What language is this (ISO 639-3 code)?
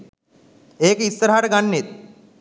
sin